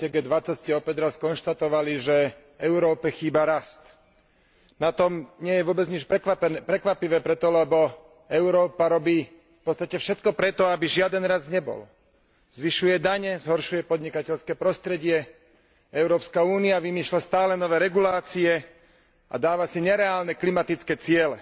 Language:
Slovak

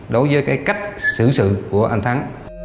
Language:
Vietnamese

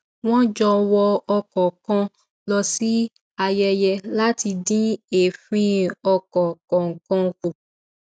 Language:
Yoruba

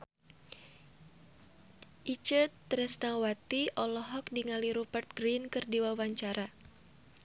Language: Sundanese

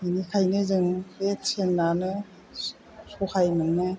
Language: Bodo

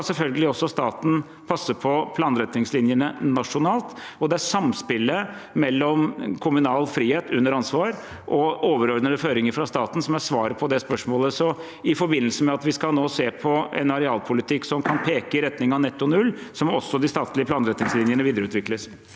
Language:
Norwegian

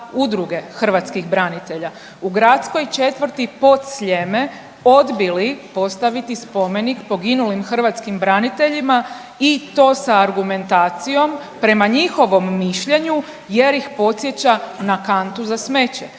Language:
Croatian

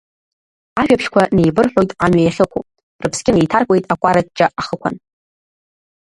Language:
Abkhazian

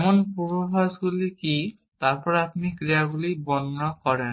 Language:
Bangla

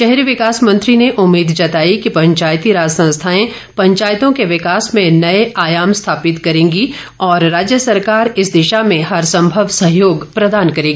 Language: Hindi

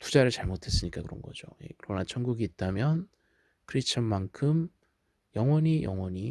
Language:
Korean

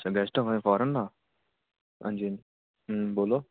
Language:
Dogri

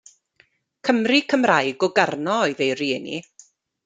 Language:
Welsh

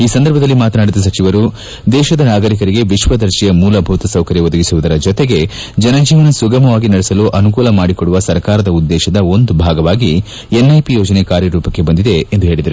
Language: Kannada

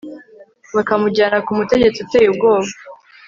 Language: Kinyarwanda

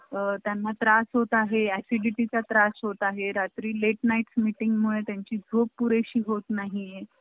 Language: Marathi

